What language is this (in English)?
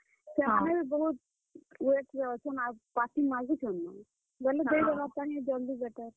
Odia